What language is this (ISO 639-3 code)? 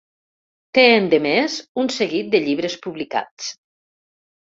cat